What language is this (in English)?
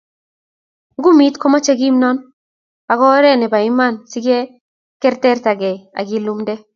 Kalenjin